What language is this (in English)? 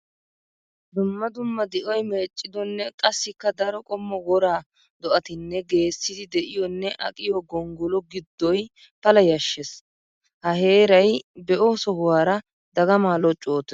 Wolaytta